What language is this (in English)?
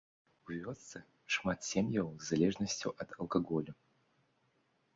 Belarusian